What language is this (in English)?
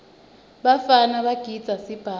Swati